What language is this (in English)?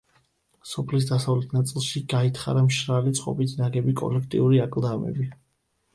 Georgian